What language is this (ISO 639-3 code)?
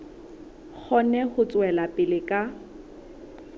sot